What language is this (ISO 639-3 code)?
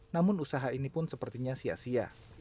ind